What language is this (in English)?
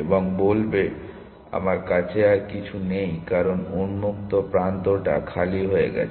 Bangla